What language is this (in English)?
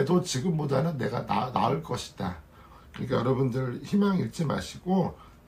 Korean